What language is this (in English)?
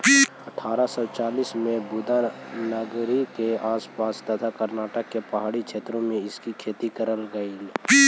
Magahi